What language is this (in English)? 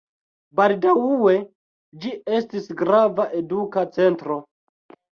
Esperanto